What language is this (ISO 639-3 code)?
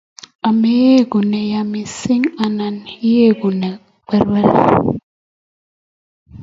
kln